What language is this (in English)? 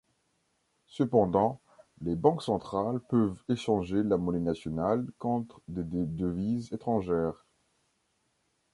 French